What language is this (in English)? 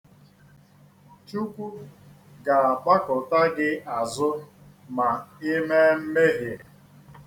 Igbo